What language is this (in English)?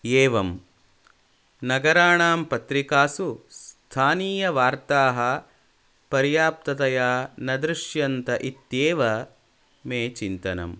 Sanskrit